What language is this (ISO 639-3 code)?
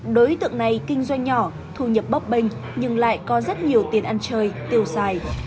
vie